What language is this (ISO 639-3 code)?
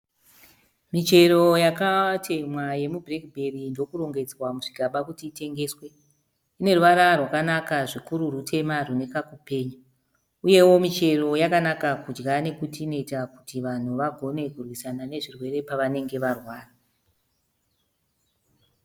sna